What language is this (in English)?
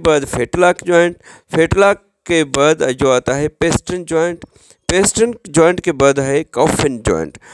Hindi